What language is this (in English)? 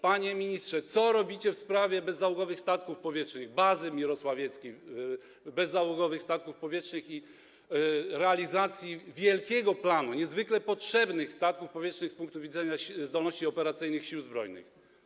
Polish